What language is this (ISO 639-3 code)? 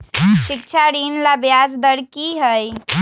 mag